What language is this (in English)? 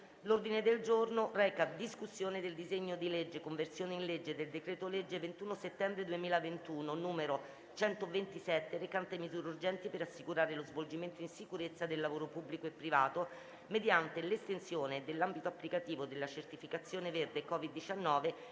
Italian